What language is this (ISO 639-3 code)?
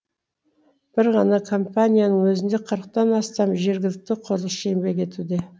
kaz